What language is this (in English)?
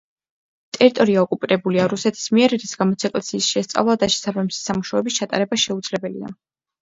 Georgian